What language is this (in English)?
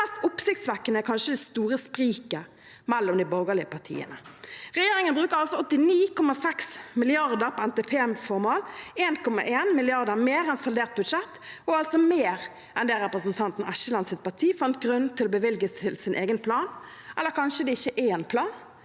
Norwegian